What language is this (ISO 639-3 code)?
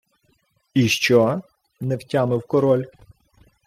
ukr